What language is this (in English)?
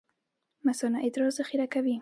Pashto